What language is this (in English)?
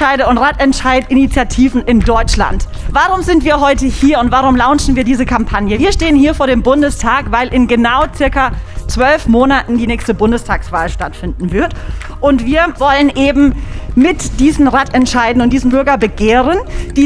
German